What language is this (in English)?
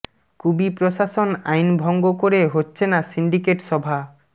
Bangla